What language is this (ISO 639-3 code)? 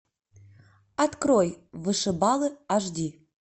rus